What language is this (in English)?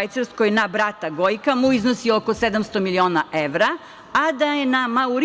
Serbian